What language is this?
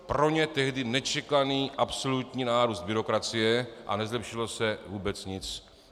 Czech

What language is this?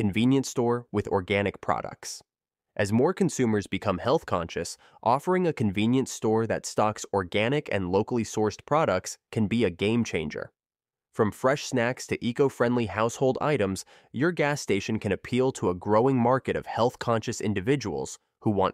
English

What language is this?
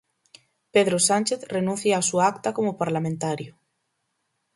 Galician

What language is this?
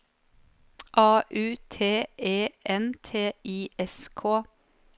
Norwegian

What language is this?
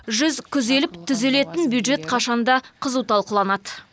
Kazakh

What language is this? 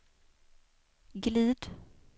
Swedish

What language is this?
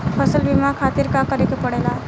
Bhojpuri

